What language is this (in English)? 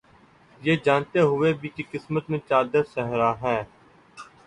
Urdu